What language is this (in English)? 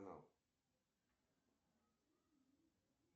Russian